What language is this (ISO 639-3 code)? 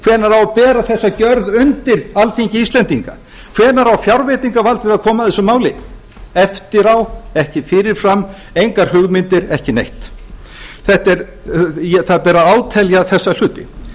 isl